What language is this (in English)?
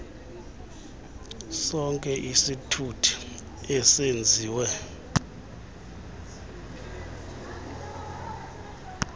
Xhosa